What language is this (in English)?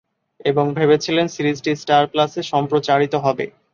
Bangla